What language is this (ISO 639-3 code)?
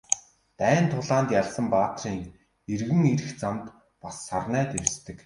mon